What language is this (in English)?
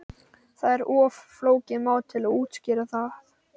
Icelandic